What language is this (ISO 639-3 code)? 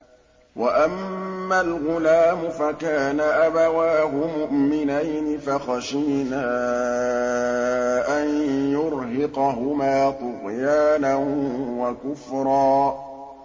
ara